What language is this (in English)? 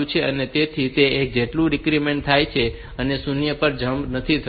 Gujarati